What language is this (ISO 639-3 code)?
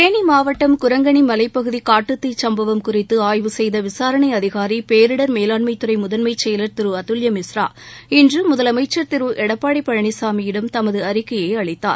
tam